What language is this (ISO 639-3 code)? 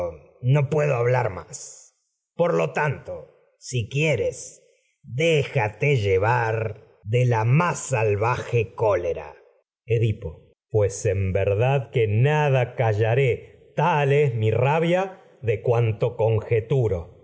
spa